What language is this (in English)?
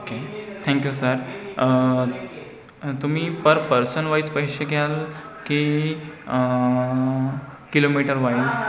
Marathi